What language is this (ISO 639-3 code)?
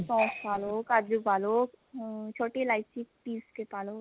pan